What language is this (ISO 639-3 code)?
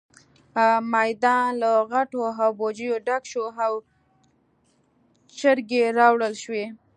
pus